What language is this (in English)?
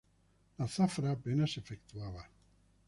Spanish